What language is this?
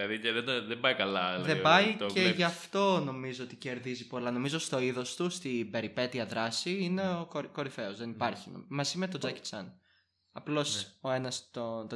Greek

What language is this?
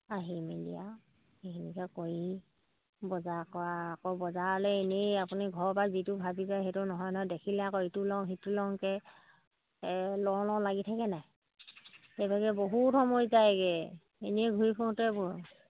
Assamese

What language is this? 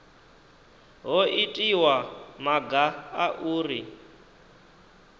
Venda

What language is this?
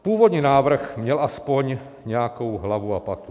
Czech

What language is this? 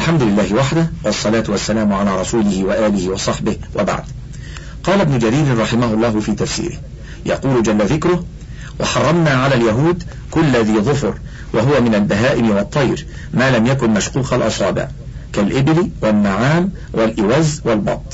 Arabic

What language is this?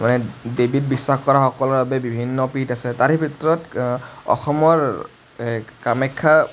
Assamese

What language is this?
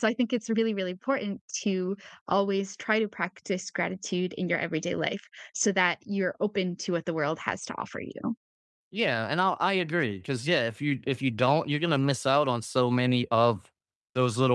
English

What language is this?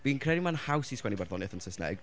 Welsh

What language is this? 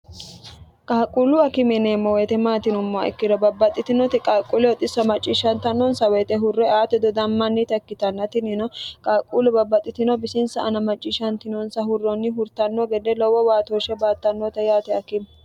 Sidamo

